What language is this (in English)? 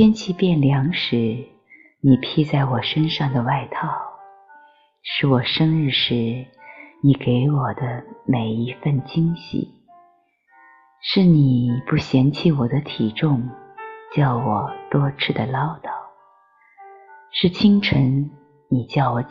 Chinese